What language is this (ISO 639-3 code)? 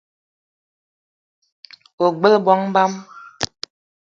eto